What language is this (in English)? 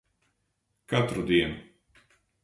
Latvian